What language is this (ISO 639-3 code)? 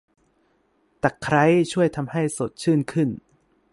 tha